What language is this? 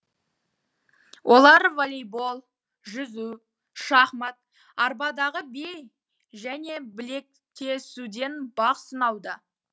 Kazakh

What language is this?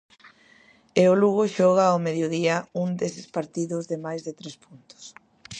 Galician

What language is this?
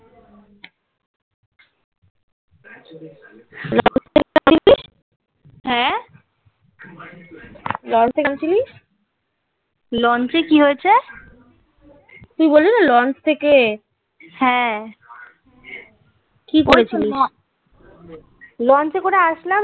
Bangla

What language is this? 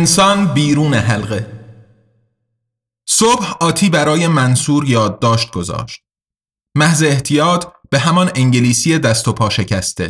Persian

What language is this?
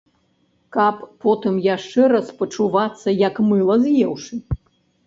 Belarusian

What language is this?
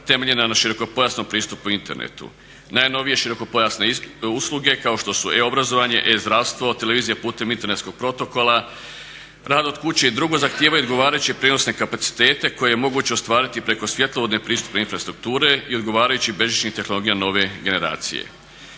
Croatian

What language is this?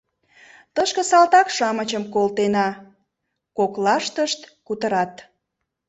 Mari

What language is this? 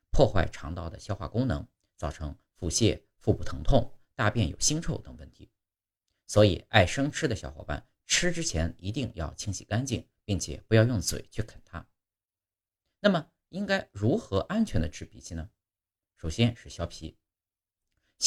Chinese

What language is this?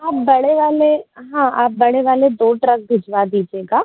Hindi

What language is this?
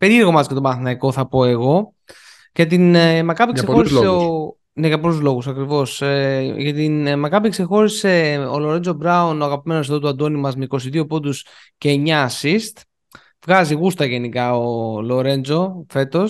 Greek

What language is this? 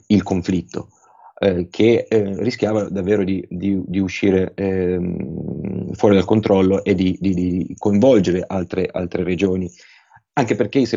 Italian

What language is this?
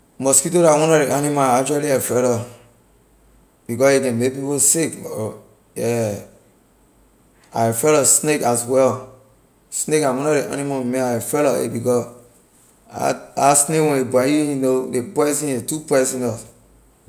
Liberian English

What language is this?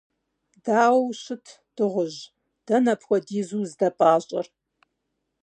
Kabardian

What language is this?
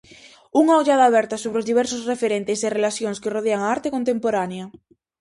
Galician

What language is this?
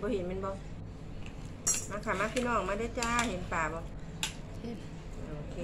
Thai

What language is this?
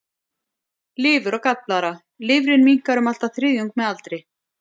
Icelandic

